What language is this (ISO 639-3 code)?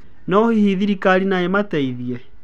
kik